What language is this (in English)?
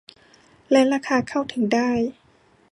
Thai